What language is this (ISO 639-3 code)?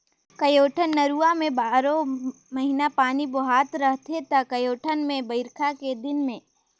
hne